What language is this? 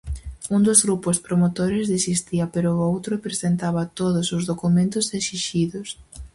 Galician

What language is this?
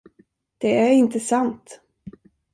Swedish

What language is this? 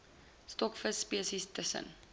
Afrikaans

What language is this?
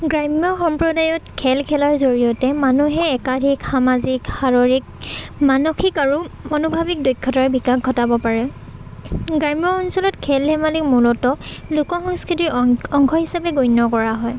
Assamese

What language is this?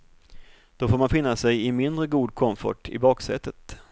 Swedish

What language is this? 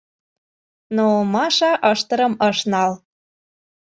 Mari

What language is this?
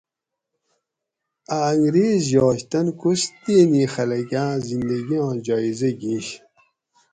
Gawri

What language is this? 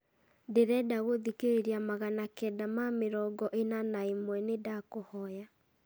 Kikuyu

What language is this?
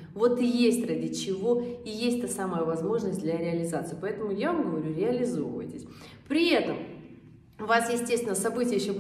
Russian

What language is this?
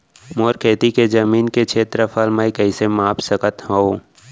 Chhattisgarhi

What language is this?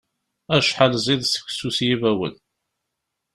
Kabyle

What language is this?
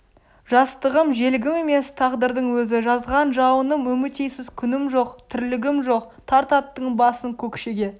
Kazakh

